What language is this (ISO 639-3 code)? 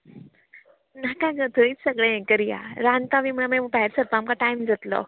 kok